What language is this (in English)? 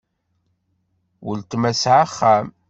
Kabyle